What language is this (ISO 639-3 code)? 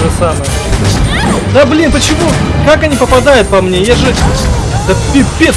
rus